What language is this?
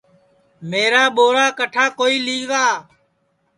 Sansi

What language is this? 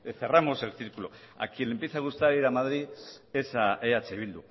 Spanish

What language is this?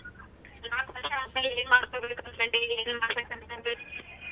Kannada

